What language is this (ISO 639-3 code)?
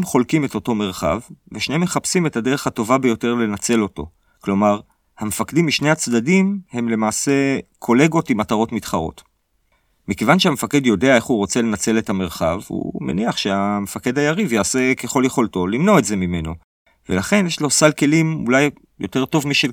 heb